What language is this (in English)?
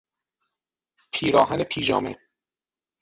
Persian